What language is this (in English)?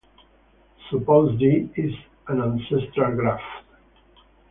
English